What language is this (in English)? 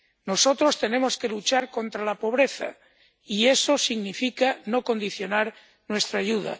Spanish